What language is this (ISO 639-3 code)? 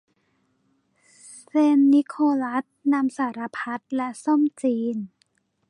tha